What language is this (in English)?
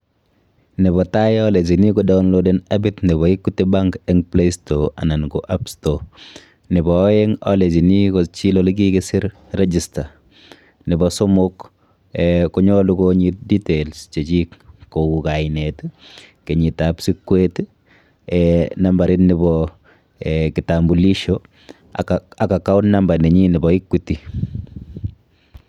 Kalenjin